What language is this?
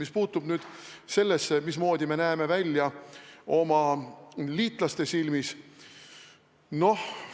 Estonian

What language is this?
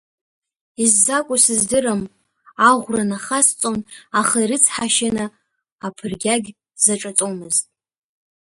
Abkhazian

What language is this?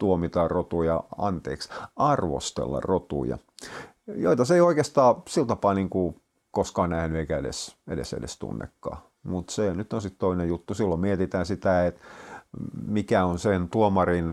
Finnish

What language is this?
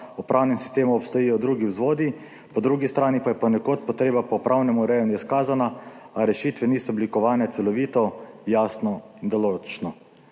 Slovenian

